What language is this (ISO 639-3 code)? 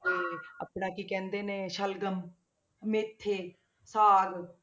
pan